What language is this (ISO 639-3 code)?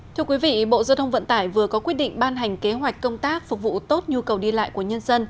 vie